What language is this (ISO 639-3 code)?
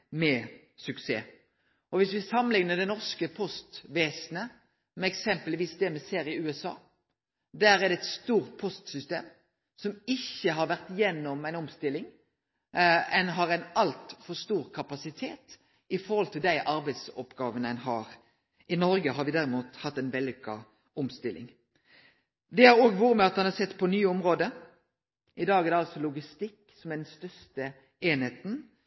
nno